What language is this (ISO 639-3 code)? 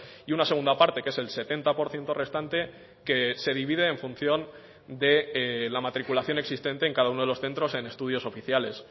spa